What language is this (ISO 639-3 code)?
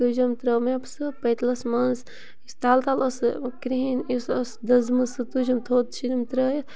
kas